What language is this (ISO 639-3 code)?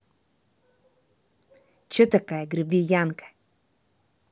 rus